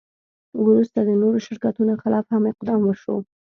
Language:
Pashto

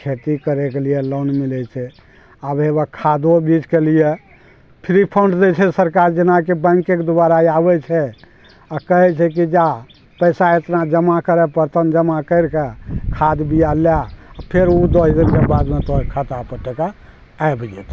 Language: Maithili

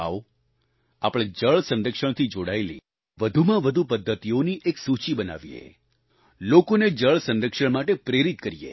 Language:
Gujarati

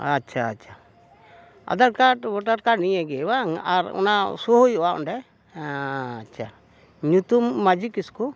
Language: Santali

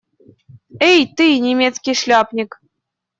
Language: Russian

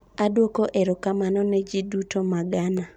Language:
Luo (Kenya and Tanzania)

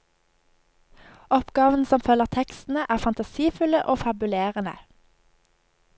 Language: Norwegian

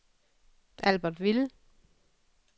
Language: Danish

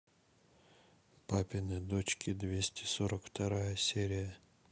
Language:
Russian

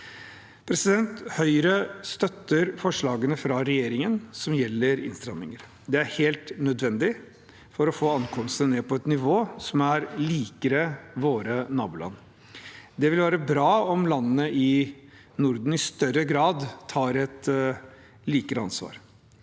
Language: Norwegian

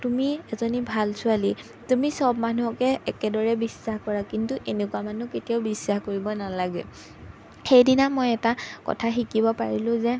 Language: Assamese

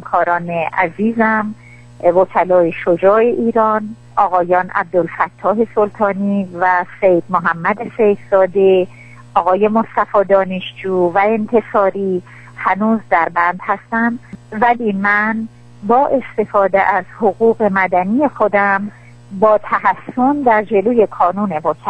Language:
Persian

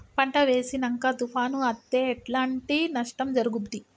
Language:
Telugu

